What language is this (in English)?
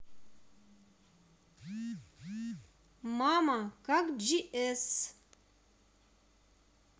Russian